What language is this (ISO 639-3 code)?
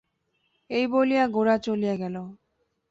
ben